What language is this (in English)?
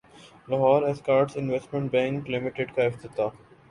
Urdu